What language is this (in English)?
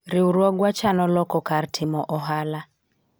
Luo (Kenya and Tanzania)